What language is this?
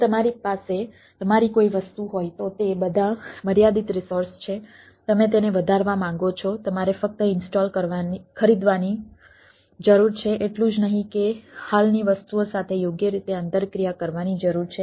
Gujarati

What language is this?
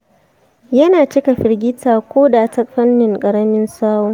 Hausa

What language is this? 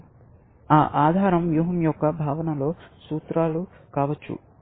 Telugu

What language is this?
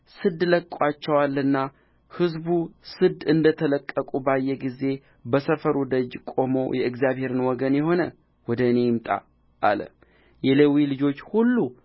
Amharic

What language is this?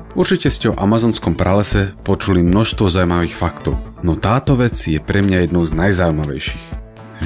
Slovak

